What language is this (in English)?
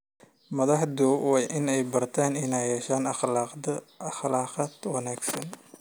Somali